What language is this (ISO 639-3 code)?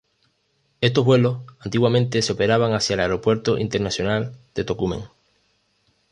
spa